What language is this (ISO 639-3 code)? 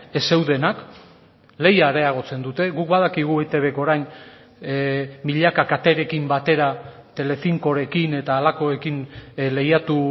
eus